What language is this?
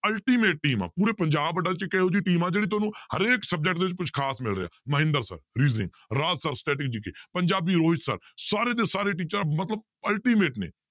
Punjabi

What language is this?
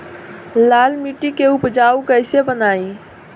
Bhojpuri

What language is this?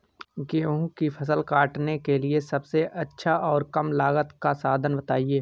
Hindi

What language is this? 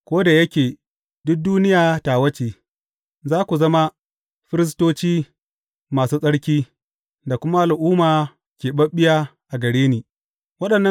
Hausa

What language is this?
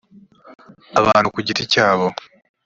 Kinyarwanda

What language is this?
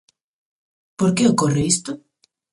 Galician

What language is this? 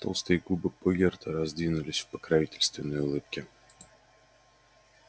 Russian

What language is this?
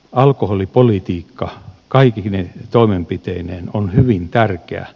Finnish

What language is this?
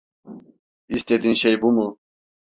Turkish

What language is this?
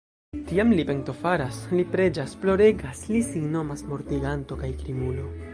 Esperanto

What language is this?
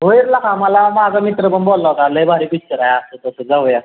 Marathi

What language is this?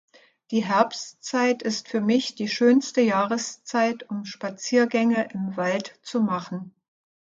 German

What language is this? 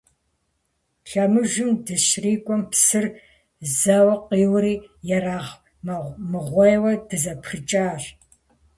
Kabardian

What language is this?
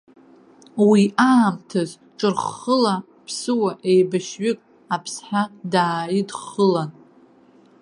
Abkhazian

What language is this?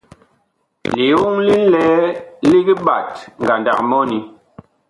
Bakoko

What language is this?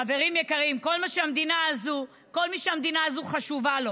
Hebrew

